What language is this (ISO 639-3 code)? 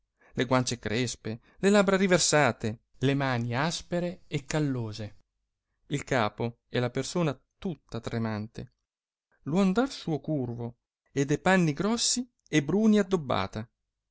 ita